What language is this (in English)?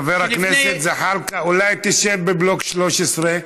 Hebrew